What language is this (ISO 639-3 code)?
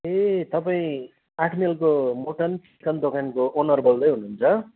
nep